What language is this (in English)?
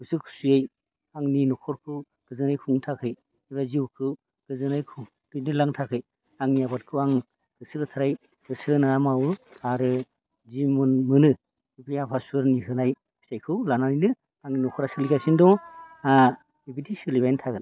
Bodo